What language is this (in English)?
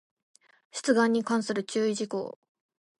Japanese